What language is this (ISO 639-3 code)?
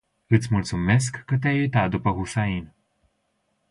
ron